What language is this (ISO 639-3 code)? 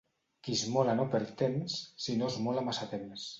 cat